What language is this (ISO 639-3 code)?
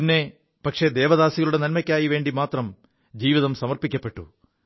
mal